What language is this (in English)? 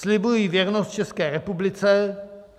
Czech